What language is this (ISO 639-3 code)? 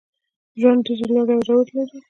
pus